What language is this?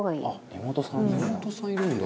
Japanese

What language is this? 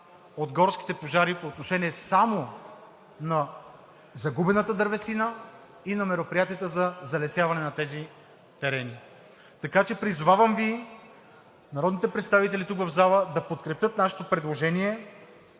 Bulgarian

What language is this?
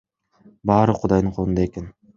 Kyrgyz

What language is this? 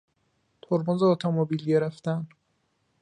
Persian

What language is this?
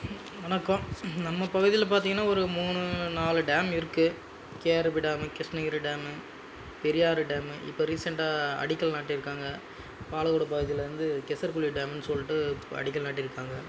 Tamil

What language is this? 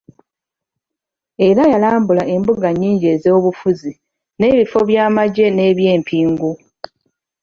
Ganda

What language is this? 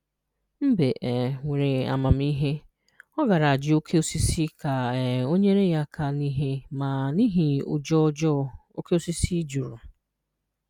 Igbo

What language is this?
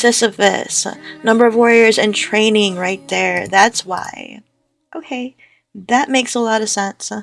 English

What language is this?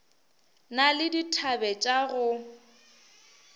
Northern Sotho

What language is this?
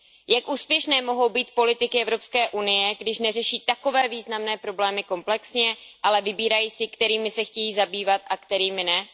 Czech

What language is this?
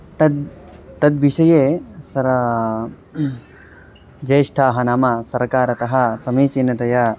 Sanskrit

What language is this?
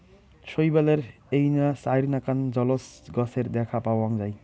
Bangla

